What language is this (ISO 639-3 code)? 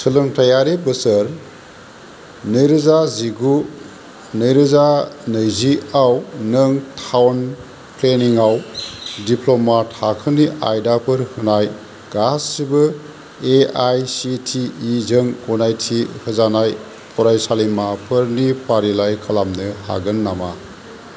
brx